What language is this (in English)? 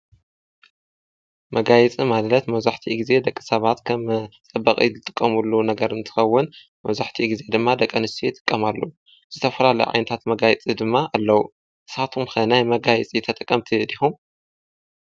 Tigrinya